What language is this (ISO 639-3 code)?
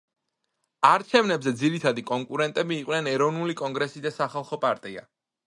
kat